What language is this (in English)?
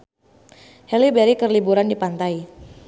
Sundanese